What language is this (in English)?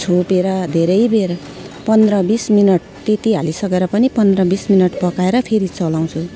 Nepali